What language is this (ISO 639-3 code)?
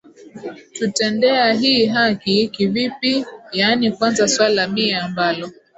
swa